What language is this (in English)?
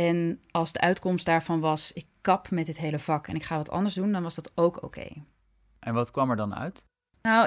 Dutch